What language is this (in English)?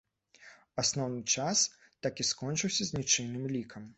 Belarusian